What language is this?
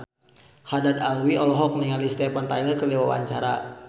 Sundanese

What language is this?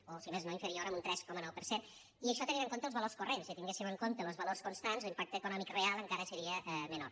Catalan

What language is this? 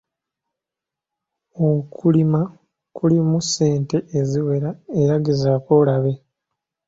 Ganda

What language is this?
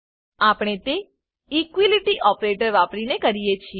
Gujarati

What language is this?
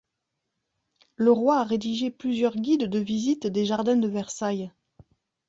French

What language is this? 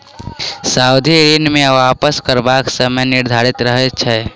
Maithili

